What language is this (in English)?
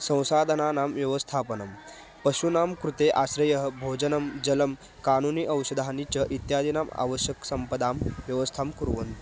Sanskrit